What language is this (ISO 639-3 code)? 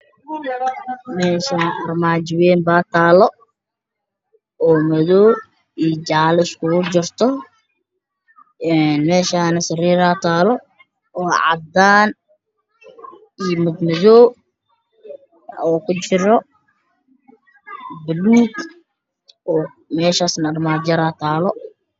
som